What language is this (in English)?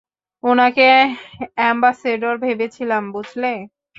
Bangla